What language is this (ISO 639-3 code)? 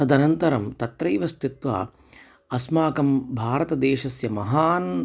san